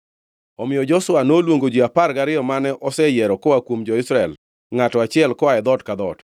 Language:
Luo (Kenya and Tanzania)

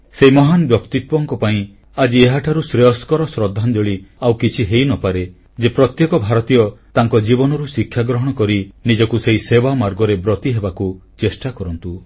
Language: Odia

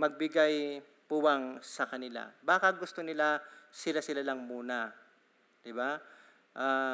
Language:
Filipino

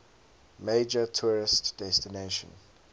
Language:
English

